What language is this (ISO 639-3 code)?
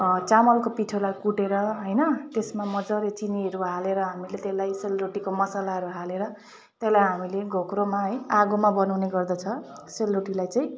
nep